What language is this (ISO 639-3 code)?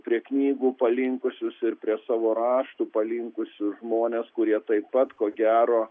lit